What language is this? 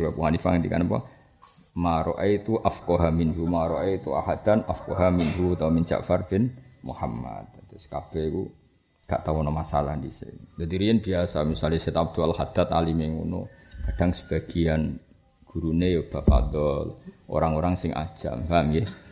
Malay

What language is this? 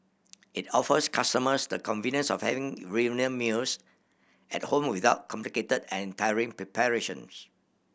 English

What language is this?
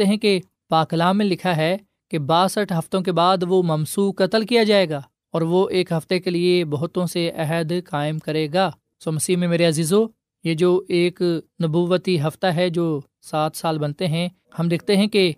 Urdu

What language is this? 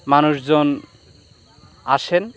Bangla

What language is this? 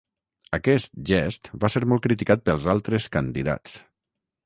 Catalan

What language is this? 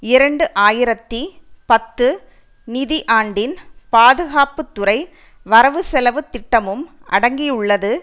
Tamil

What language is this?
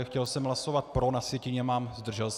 Czech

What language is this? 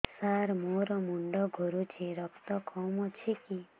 Odia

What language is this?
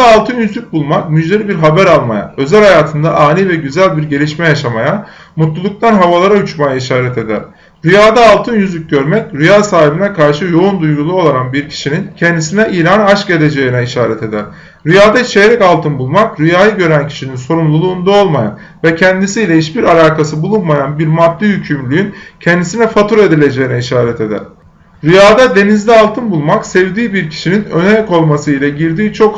Turkish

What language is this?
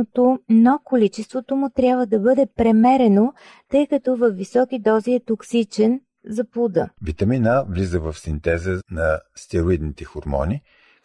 Bulgarian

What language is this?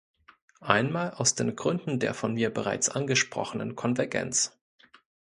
German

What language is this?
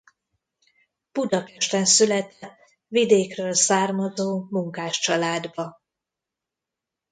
Hungarian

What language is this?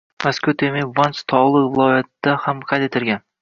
Uzbek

